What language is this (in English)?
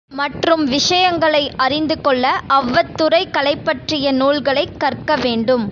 Tamil